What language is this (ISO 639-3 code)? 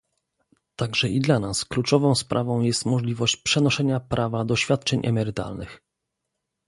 pol